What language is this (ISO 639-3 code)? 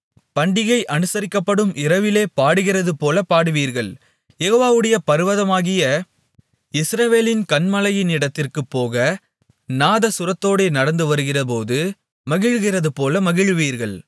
tam